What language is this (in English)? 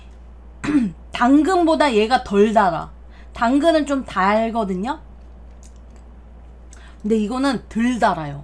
Korean